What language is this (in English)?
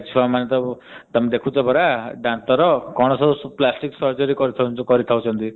Odia